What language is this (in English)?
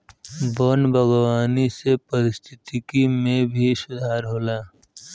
Bhojpuri